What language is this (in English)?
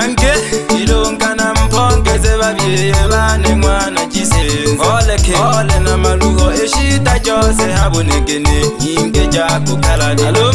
Arabic